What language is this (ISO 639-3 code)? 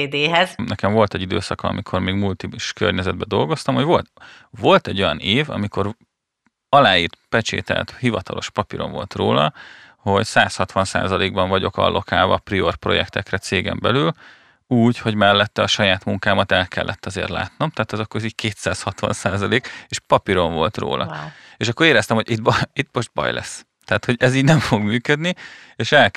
hun